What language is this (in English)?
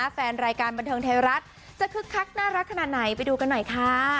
Thai